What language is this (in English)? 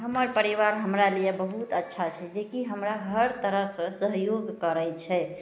Maithili